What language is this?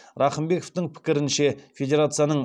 Kazakh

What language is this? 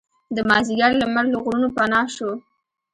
Pashto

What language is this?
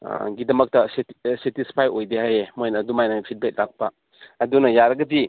Manipuri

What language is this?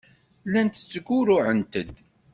Kabyle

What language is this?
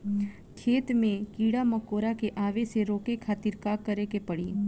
Bhojpuri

